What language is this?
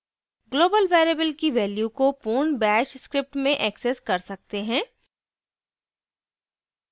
Hindi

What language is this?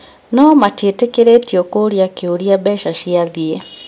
Kikuyu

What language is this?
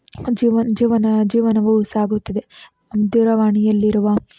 Kannada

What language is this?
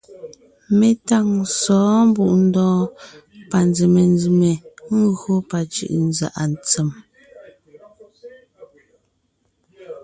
Ngiemboon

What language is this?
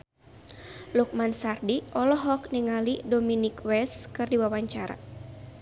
Sundanese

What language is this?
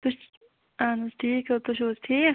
Kashmiri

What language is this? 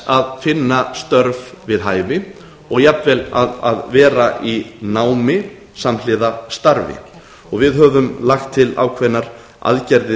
Icelandic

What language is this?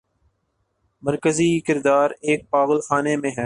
Urdu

